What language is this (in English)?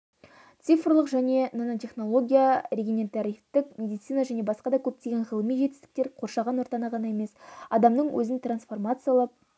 Kazakh